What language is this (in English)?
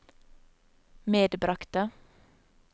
Norwegian